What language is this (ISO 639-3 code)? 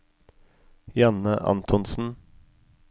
nor